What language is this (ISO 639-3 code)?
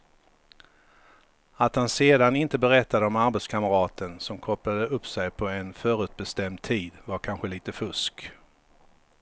swe